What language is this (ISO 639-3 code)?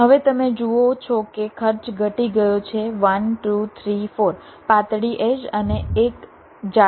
guj